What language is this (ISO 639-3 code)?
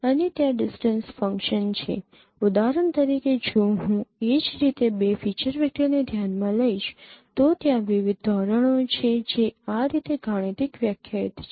guj